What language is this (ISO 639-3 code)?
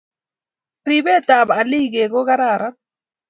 kln